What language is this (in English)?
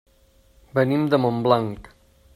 Catalan